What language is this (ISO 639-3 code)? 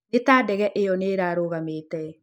kik